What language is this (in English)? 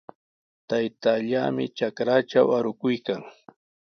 Sihuas Ancash Quechua